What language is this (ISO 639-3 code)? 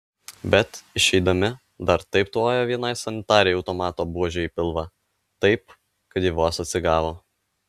lit